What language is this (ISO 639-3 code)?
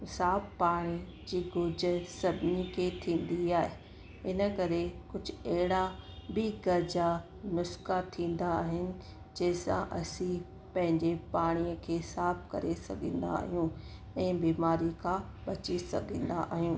snd